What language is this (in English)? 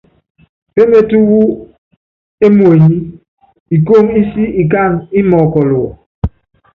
Yangben